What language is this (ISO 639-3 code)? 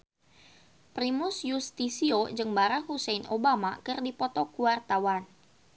sun